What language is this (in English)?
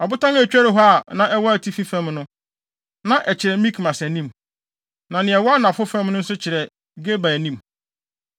Akan